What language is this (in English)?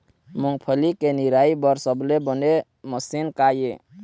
Chhattisgarhi